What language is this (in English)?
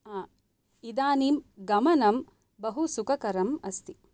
Sanskrit